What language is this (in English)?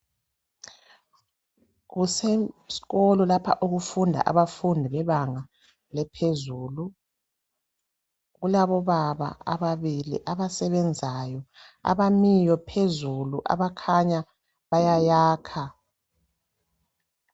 North Ndebele